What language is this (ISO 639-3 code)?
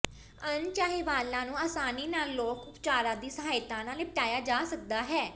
pan